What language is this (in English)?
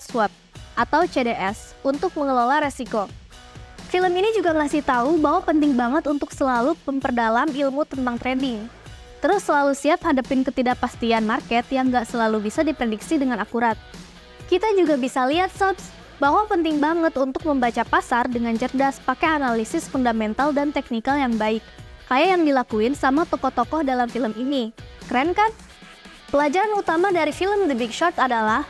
Indonesian